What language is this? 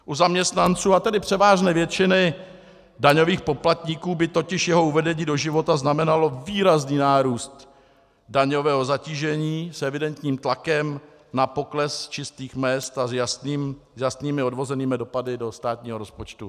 Czech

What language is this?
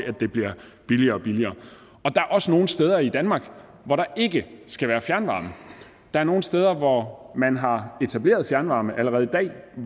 Danish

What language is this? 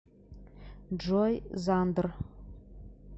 Russian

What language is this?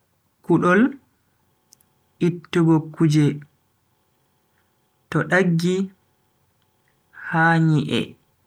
Bagirmi Fulfulde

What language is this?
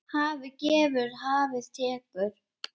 Icelandic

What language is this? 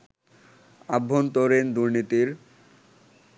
Bangla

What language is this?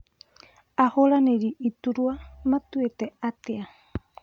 Kikuyu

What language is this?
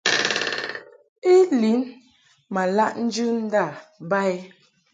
Mungaka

